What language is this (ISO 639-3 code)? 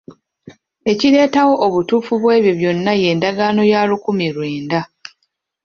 lug